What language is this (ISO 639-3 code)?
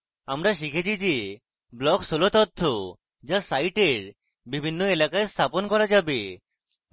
ben